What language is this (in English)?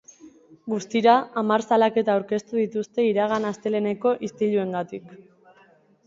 Basque